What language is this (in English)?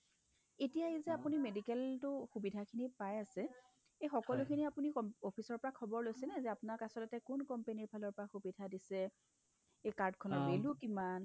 Assamese